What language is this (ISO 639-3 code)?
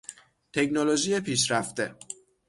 fas